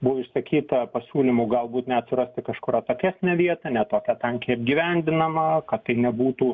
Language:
Lithuanian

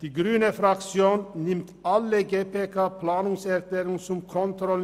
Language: Swiss German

